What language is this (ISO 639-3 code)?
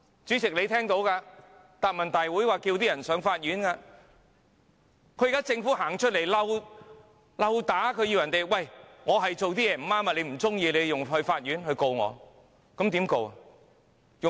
yue